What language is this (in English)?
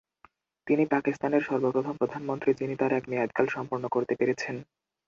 Bangla